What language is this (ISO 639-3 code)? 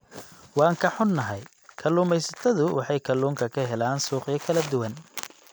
som